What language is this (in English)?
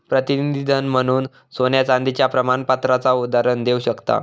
Marathi